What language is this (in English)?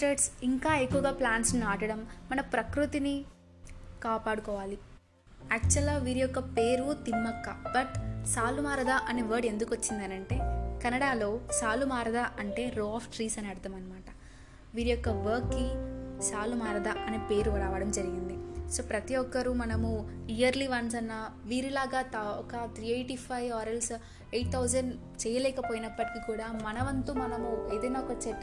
Telugu